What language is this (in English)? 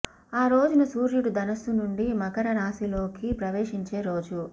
Telugu